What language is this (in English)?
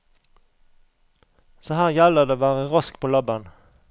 Norwegian